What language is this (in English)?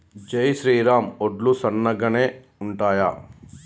Telugu